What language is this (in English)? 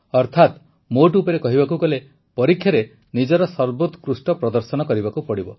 Odia